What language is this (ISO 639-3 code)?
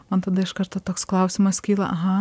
lit